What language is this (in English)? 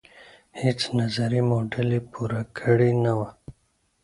Pashto